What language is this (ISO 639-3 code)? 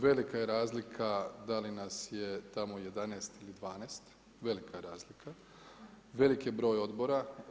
hrv